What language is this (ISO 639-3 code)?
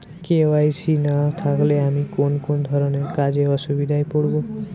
ben